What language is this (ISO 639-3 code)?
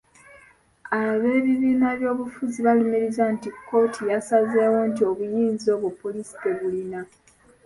lug